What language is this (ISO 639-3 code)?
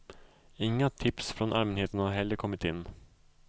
swe